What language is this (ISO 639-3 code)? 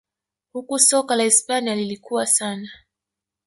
swa